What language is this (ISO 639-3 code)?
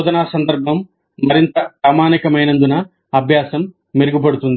tel